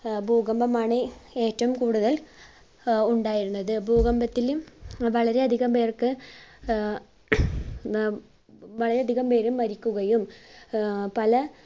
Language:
Malayalam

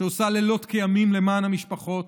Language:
Hebrew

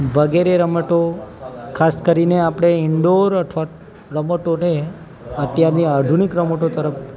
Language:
Gujarati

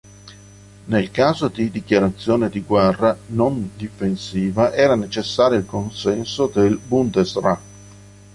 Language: Italian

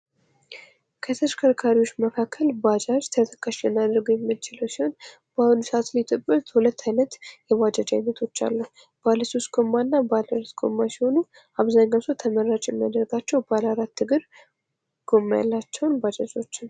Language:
Amharic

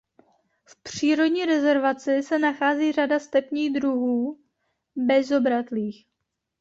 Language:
Czech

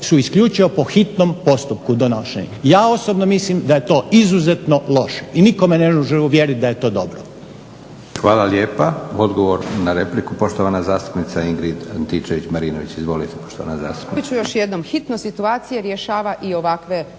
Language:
Croatian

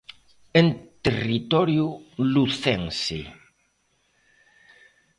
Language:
Galician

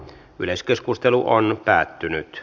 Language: Finnish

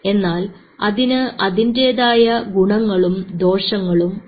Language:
Malayalam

